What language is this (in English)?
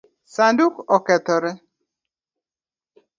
Luo (Kenya and Tanzania)